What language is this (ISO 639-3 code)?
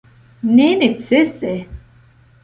epo